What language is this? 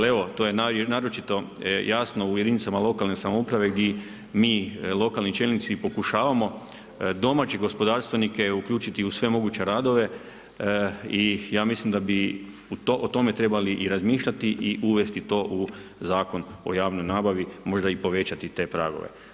Croatian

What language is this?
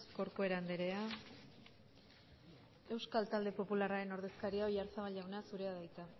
Basque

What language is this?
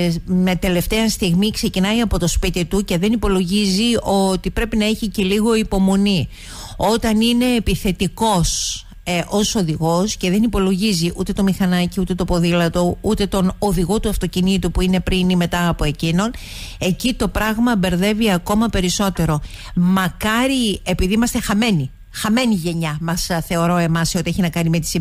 Greek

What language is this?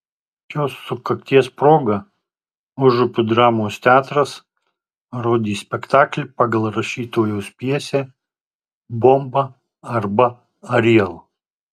Lithuanian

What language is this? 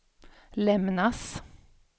Swedish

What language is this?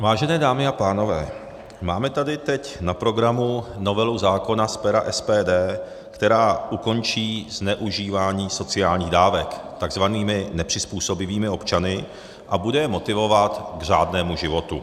Czech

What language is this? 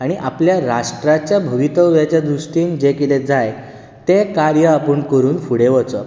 Konkani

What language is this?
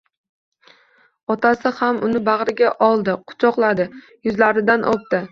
Uzbek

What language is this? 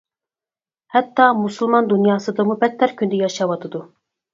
Uyghur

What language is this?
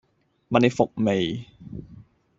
Cantonese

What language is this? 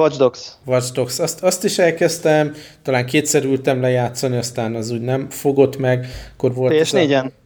Hungarian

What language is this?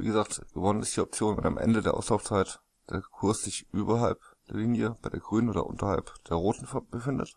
German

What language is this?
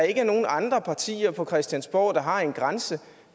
Danish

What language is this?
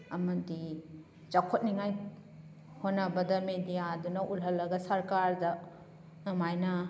Manipuri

